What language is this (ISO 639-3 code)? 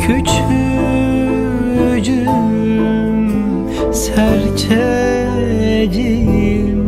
tur